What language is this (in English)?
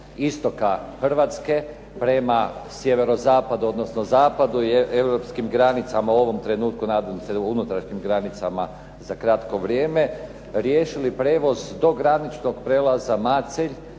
Croatian